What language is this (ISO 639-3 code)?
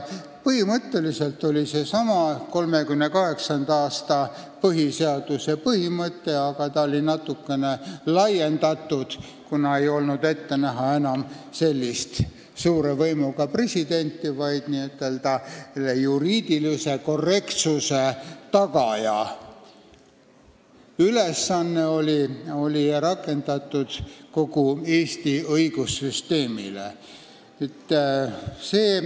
est